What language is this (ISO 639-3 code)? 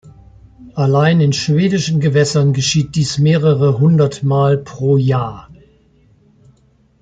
deu